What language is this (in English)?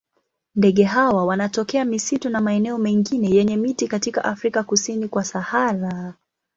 Swahili